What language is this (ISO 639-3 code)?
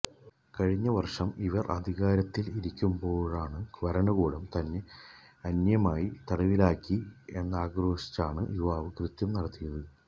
mal